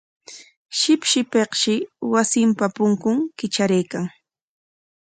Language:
Corongo Ancash Quechua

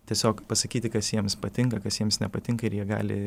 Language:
Lithuanian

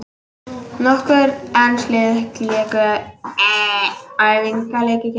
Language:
Icelandic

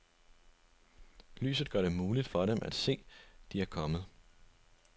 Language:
Danish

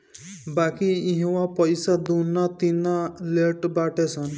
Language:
Bhojpuri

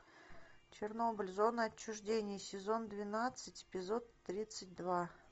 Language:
Russian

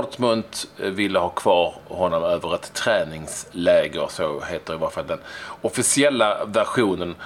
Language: Swedish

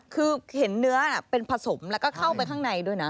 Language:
Thai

